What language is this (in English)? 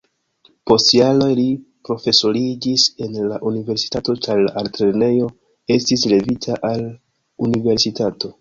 Esperanto